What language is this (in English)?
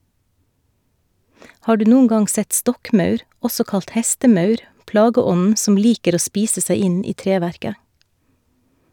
Norwegian